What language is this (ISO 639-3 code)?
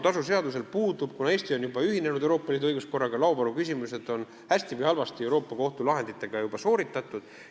est